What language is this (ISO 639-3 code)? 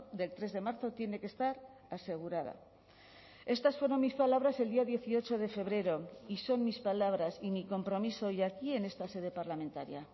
spa